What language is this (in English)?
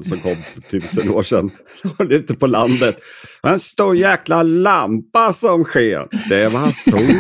Swedish